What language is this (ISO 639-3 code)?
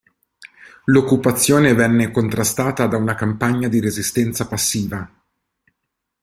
ita